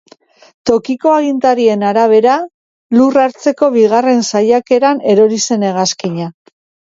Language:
Basque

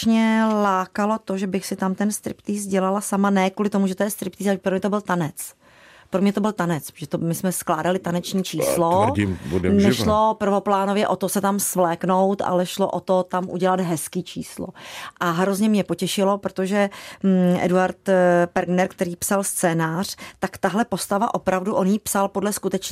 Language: Czech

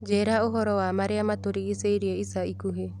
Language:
Kikuyu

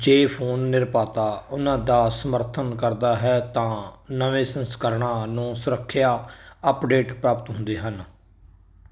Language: Punjabi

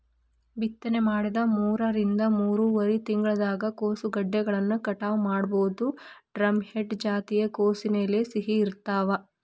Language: Kannada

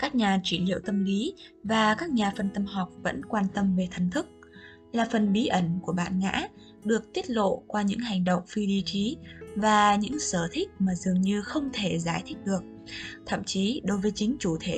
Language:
Vietnamese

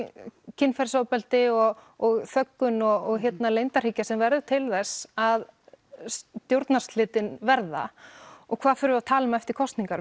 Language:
Icelandic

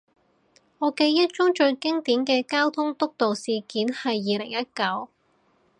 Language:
Cantonese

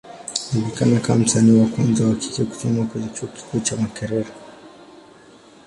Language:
Swahili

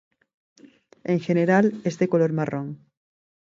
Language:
Spanish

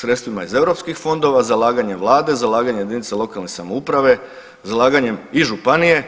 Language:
Croatian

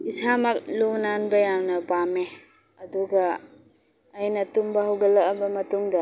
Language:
Manipuri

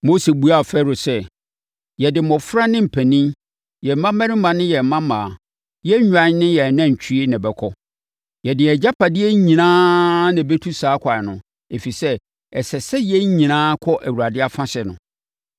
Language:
Akan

